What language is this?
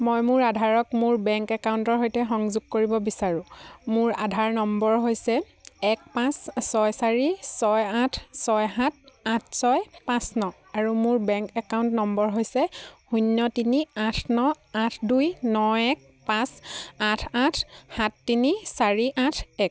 Assamese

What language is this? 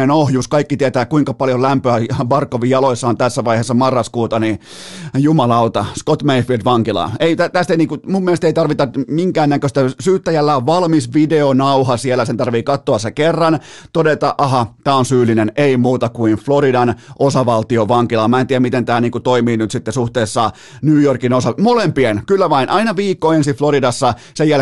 Finnish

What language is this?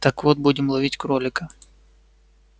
Russian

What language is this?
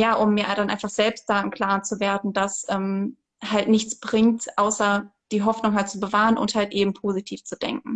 German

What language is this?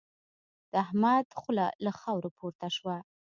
Pashto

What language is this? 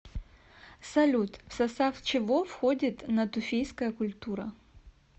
Russian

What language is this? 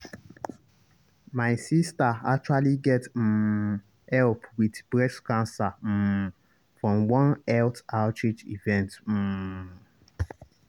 Nigerian Pidgin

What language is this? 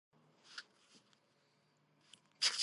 Georgian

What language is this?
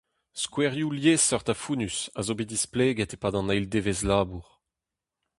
Breton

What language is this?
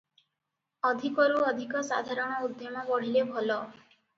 Odia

